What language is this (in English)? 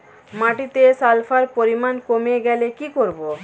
Bangla